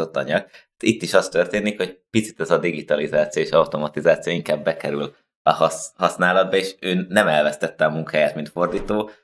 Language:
Hungarian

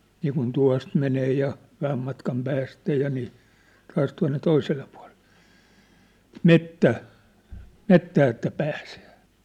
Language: Finnish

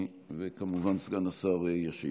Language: Hebrew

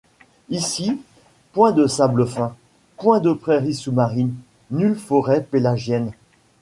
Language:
French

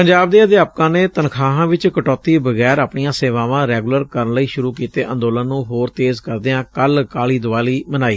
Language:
Punjabi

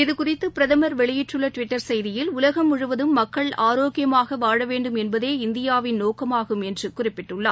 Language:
Tamil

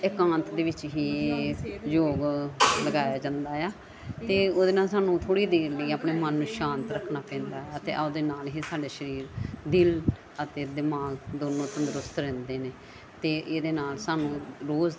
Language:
Punjabi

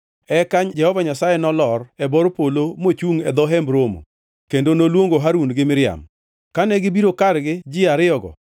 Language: Luo (Kenya and Tanzania)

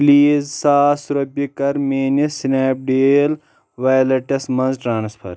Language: Kashmiri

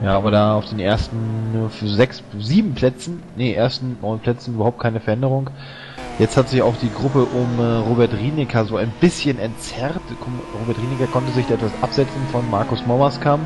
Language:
German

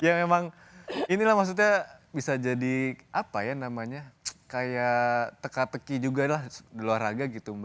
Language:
Indonesian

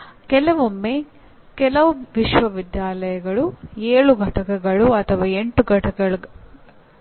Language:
Kannada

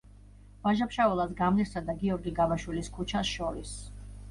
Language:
Georgian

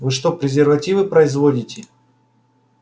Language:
Russian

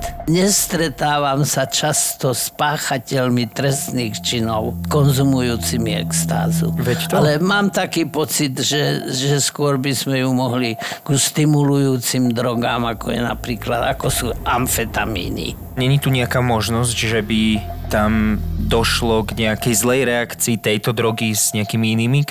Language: Slovak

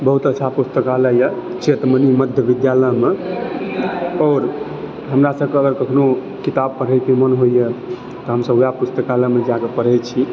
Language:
Maithili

